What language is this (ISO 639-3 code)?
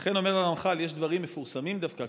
heb